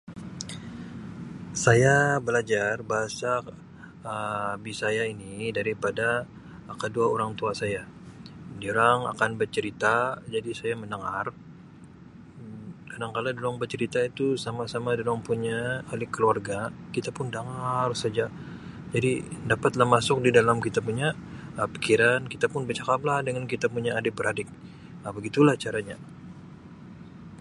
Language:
Sabah Malay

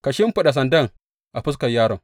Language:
Hausa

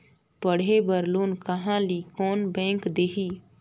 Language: Chhattisgarhi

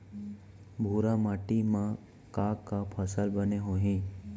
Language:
Chhattisgarhi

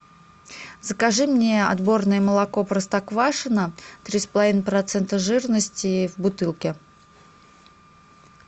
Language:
Russian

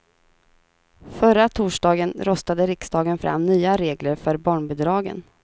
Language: Swedish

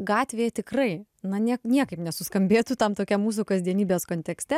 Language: Lithuanian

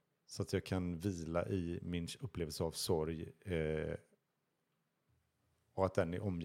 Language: Swedish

